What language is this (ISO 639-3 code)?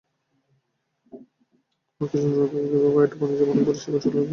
ben